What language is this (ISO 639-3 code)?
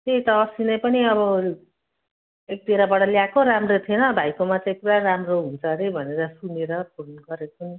nep